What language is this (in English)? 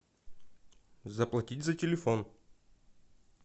Russian